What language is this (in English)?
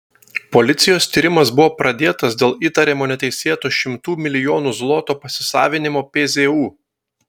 Lithuanian